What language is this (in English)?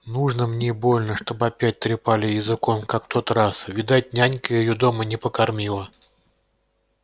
Russian